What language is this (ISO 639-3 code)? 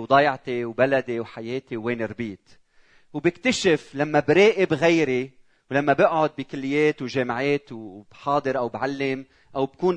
ara